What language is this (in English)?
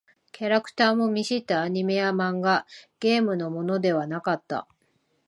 Japanese